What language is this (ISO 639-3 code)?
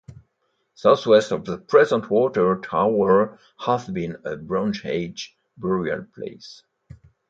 eng